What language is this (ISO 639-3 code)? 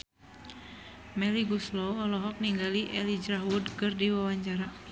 sun